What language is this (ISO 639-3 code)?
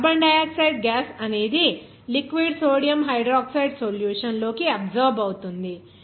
tel